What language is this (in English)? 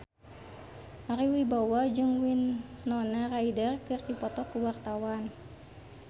Sundanese